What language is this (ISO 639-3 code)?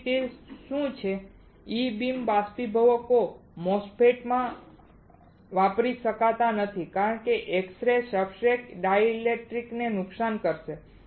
guj